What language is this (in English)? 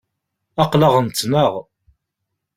Kabyle